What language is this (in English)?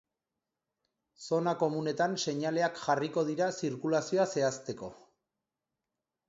Basque